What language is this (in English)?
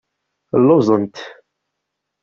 Kabyle